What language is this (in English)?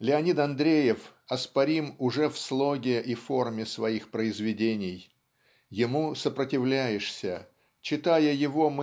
Russian